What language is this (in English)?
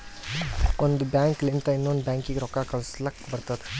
Kannada